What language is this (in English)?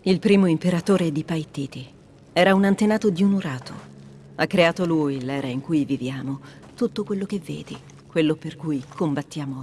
Italian